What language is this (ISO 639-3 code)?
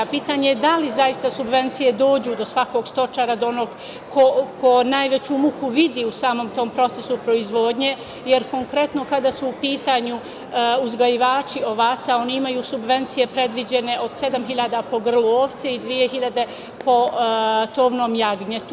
srp